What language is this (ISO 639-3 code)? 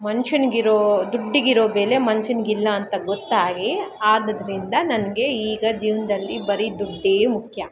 kan